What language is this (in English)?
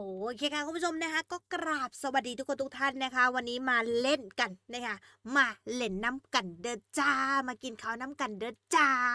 Thai